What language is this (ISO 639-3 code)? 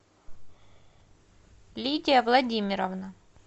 rus